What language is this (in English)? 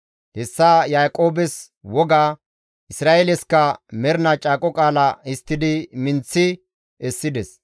Gamo